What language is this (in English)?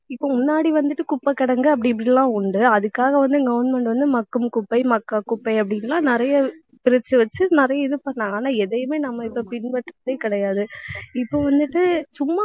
Tamil